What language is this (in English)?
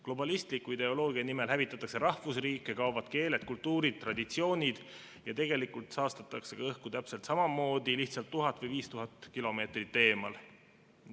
Estonian